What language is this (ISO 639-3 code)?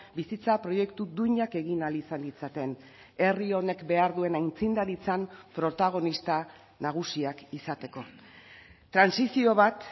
eus